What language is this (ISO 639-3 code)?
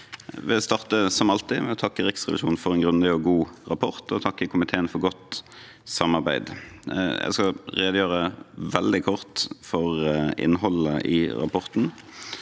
nor